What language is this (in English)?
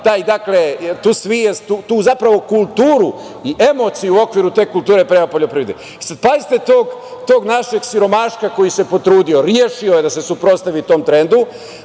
Serbian